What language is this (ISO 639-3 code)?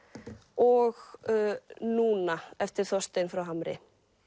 isl